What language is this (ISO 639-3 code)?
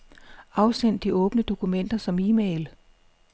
dan